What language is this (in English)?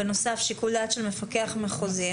Hebrew